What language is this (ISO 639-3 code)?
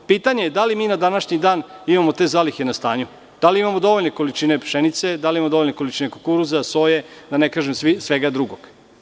srp